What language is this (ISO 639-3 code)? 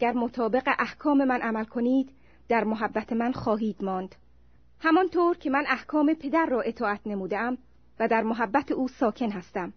fas